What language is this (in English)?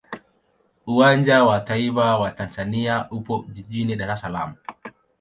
Swahili